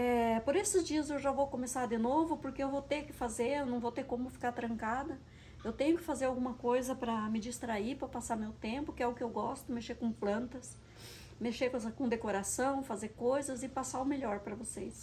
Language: Portuguese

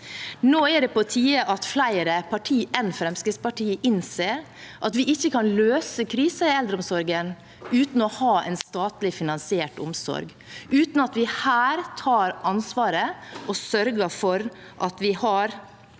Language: Norwegian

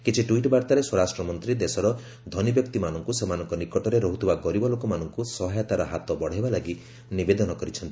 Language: Odia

